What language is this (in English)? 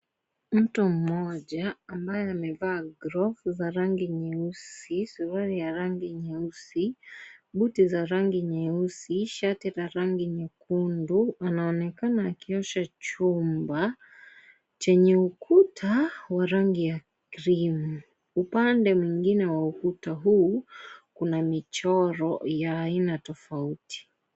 Swahili